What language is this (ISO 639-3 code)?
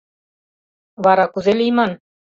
chm